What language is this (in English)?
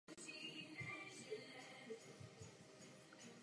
Czech